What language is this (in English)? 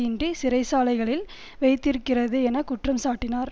Tamil